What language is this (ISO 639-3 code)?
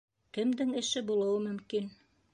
bak